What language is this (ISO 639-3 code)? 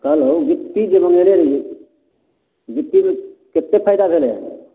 mai